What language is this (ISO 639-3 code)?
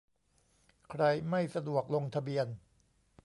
tha